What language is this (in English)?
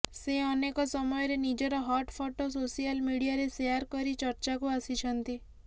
Odia